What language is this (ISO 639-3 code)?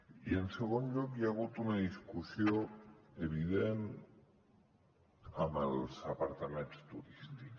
cat